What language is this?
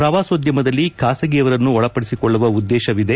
Kannada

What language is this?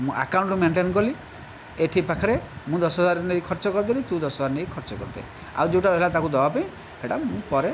Odia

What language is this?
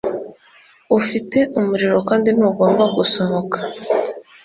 Kinyarwanda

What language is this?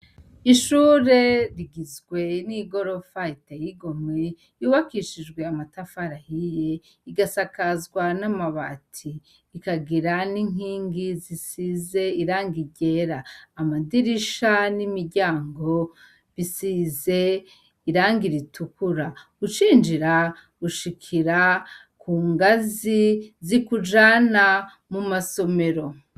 Rundi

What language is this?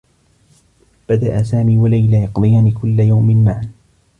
Arabic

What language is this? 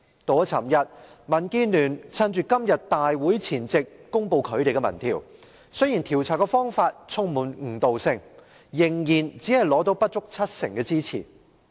Cantonese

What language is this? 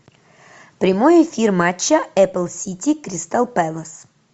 Russian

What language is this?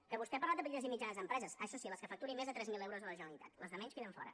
Catalan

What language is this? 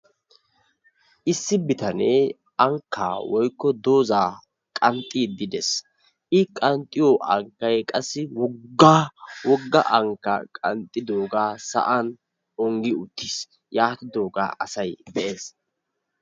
Wolaytta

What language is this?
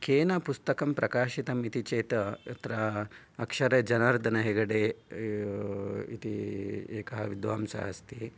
Sanskrit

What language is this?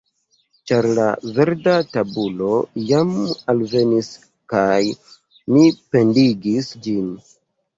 Esperanto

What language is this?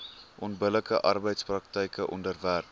Afrikaans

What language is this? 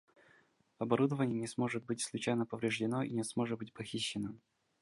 Russian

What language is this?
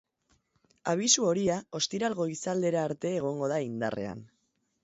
Basque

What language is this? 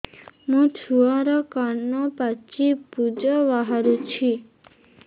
Odia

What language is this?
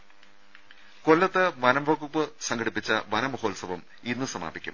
Malayalam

